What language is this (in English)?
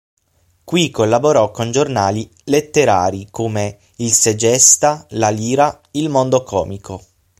Italian